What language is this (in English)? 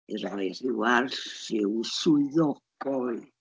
Welsh